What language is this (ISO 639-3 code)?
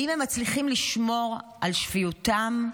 heb